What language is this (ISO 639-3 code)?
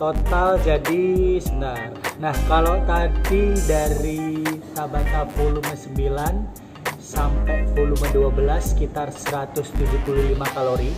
ind